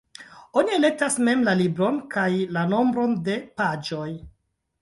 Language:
Esperanto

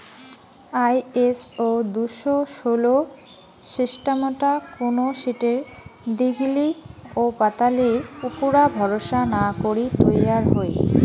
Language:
Bangla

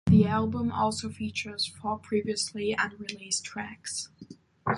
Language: English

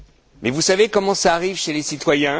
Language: French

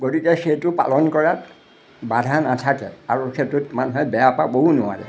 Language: Assamese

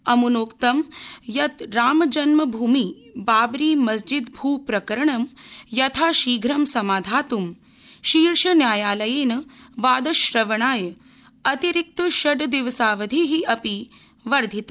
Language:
Sanskrit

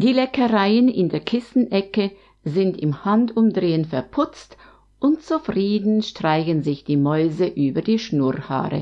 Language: German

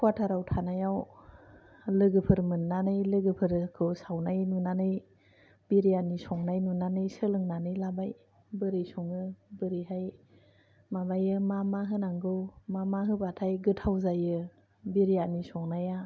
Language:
Bodo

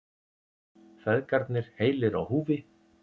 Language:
Icelandic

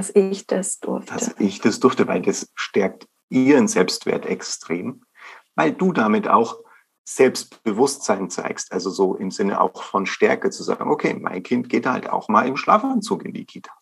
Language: German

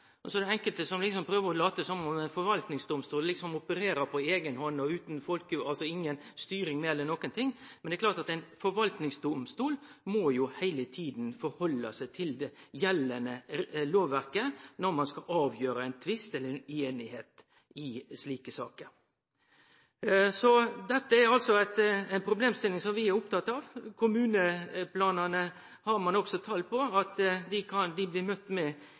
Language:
Norwegian Nynorsk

